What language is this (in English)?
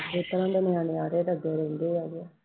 Punjabi